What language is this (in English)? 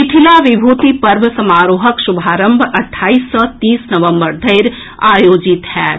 Maithili